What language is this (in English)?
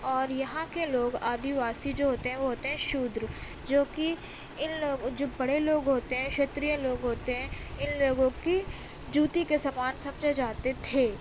Urdu